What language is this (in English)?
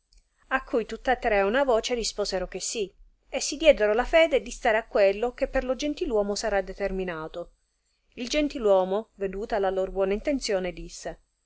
Italian